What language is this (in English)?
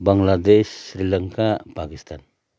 Nepali